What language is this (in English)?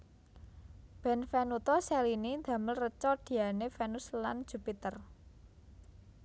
Javanese